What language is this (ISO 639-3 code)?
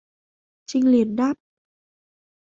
vie